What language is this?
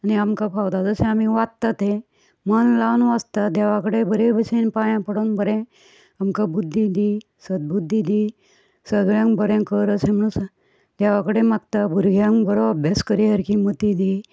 Konkani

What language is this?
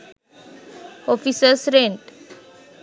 Sinhala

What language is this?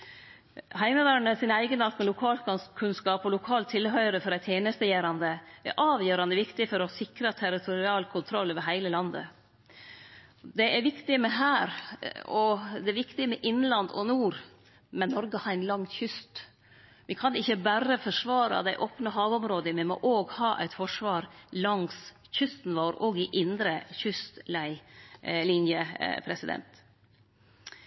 Norwegian Nynorsk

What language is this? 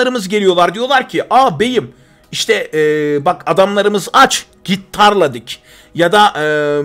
Turkish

